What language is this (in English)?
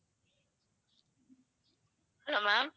Tamil